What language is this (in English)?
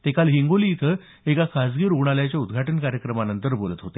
Marathi